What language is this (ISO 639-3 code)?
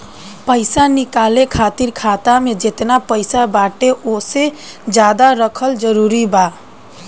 bho